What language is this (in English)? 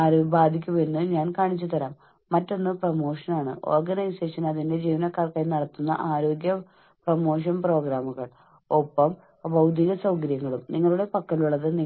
Malayalam